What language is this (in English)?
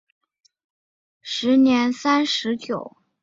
Chinese